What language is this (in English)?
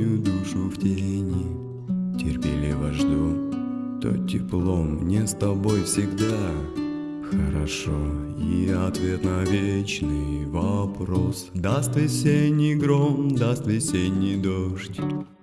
Russian